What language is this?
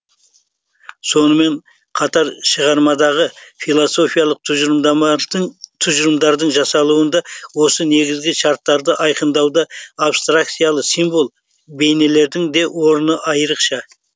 Kazakh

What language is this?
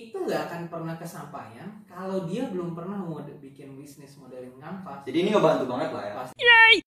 Indonesian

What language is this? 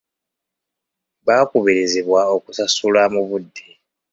Ganda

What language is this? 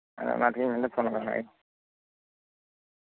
Santali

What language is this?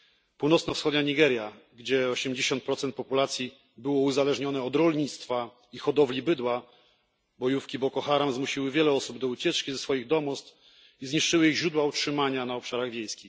Polish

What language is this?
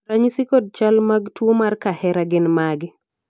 Luo (Kenya and Tanzania)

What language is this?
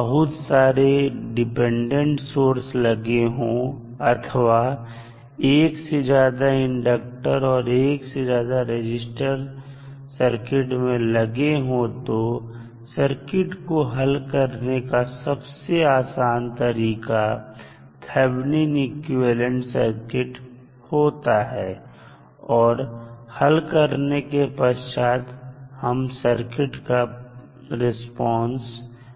Hindi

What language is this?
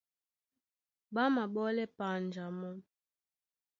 Duala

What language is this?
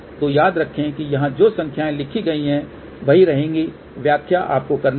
Hindi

